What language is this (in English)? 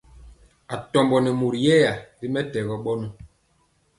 Mpiemo